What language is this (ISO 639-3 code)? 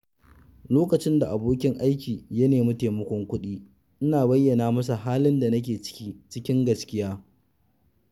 hau